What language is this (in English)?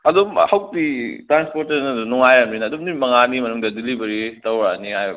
Manipuri